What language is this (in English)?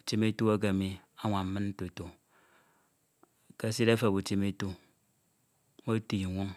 Ito